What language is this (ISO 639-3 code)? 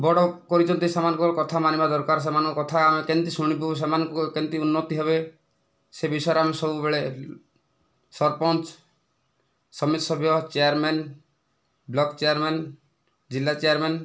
ori